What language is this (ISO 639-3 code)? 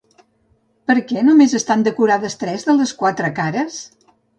cat